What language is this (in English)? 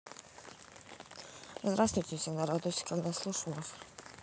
Russian